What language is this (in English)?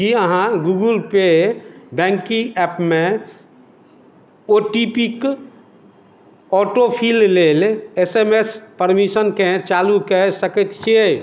Maithili